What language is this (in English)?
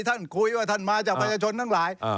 Thai